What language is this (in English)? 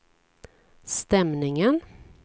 Swedish